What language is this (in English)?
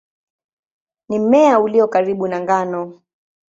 Swahili